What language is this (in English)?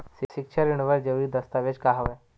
Chhattisgarhi